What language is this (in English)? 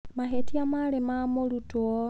Kikuyu